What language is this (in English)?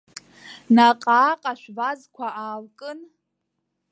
Abkhazian